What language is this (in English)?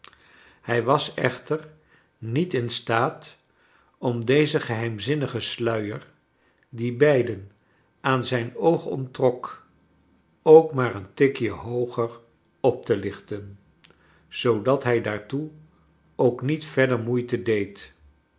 Dutch